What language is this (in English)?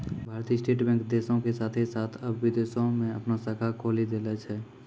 Maithili